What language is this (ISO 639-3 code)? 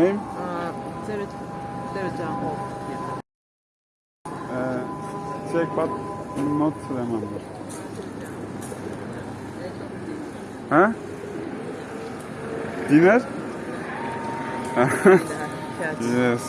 tur